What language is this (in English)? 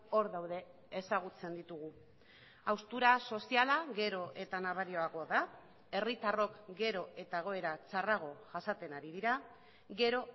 Basque